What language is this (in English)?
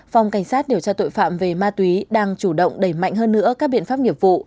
Vietnamese